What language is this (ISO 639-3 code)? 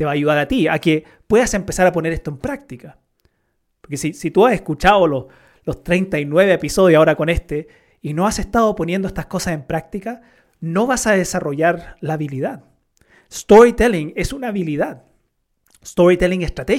spa